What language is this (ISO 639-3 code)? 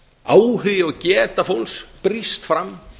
isl